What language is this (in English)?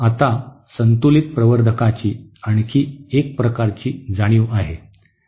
Marathi